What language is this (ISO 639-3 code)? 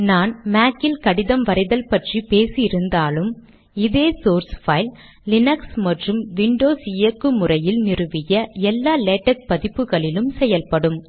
tam